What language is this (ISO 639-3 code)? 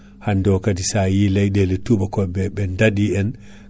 ful